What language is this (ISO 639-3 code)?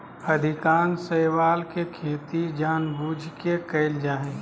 mag